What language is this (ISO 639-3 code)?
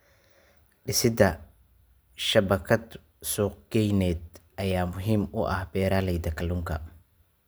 som